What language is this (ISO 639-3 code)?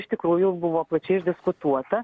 lit